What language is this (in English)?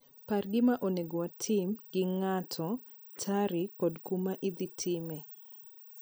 Luo (Kenya and Tanzania)